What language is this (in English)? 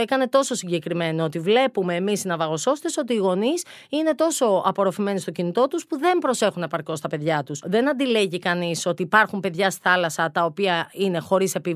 Greek